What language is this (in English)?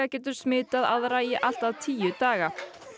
Icelandic